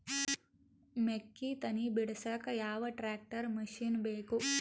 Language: Kannada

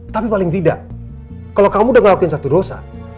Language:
Indonesian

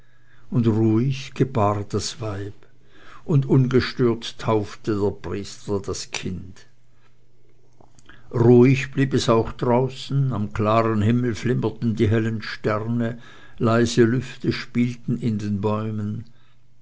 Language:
German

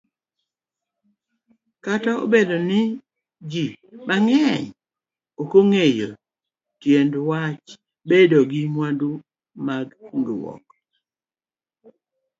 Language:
Luo (Kenya and Tanzania)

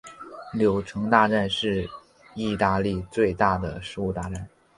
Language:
Chinese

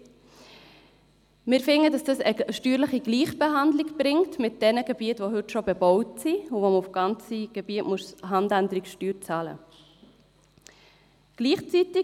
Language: Swiss German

